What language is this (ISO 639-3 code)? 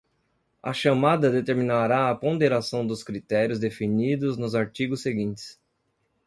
por